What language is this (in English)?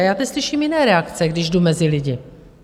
Czech